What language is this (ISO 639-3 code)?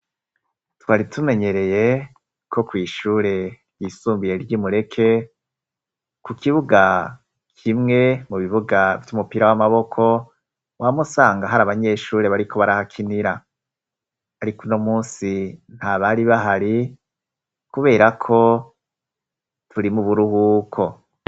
run